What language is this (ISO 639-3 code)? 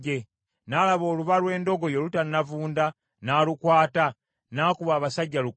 lug